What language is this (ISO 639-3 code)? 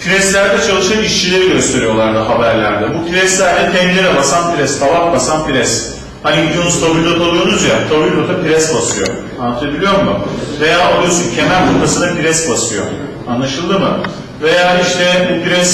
tur